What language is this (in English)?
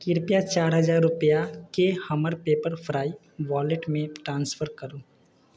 Maithili